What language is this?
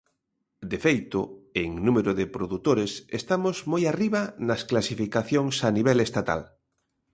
Galician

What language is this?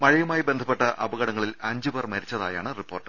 Malayalam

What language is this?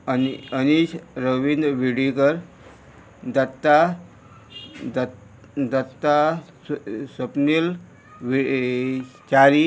Konkani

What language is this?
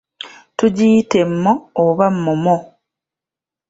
Ganda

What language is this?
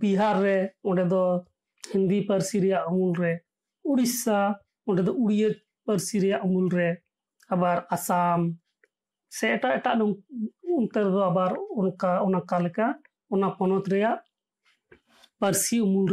Bangla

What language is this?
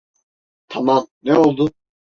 Turkish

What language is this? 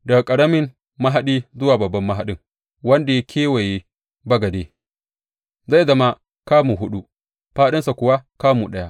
Hausa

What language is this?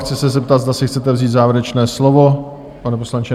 Czech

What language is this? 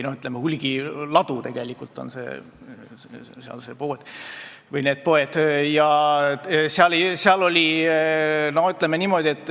Estonian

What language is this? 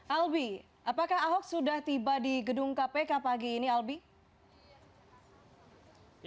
Indonesian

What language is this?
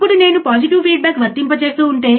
Telugu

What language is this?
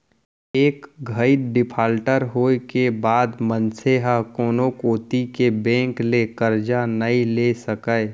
Chhattisgarhi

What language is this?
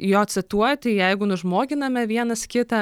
Lithuanian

